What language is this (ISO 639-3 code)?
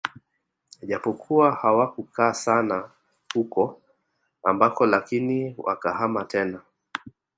swa